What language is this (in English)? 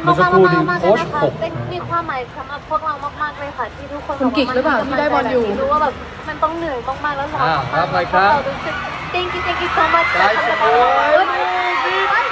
Thai